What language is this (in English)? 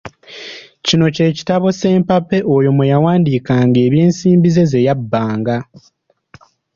Ganda